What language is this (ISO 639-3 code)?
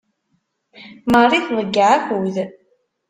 kab